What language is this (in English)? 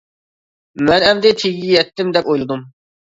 Uyghur